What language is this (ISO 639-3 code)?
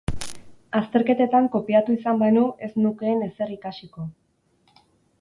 eus